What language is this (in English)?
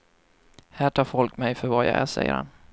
Swedish